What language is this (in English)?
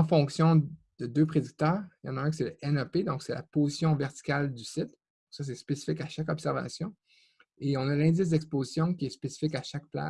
French